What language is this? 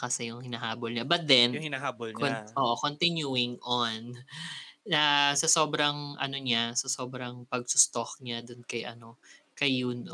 Filipino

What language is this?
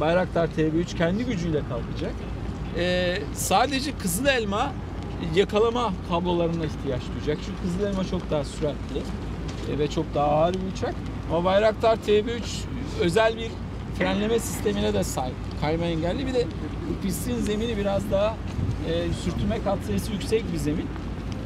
Turkish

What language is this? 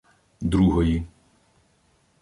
Ukrainian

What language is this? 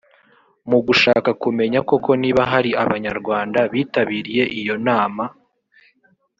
Kinyarwanda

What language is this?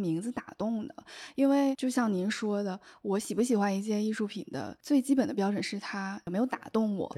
Chinese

